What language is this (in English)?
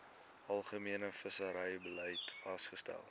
Afrikaans